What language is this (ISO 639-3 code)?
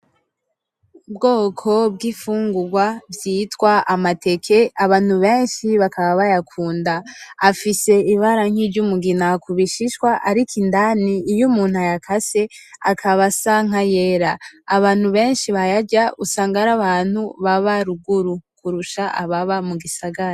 run